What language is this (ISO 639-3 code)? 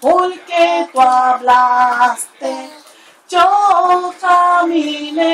pol